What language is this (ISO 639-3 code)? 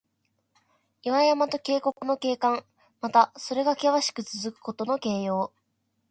jpn